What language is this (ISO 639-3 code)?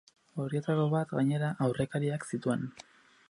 eus